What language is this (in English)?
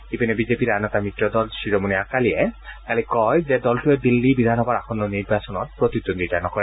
Assamese